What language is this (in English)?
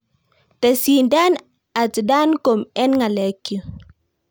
Kalenjin